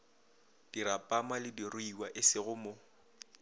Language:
Northern Sotho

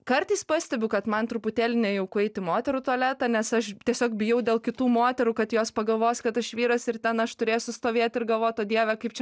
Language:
Lithuanian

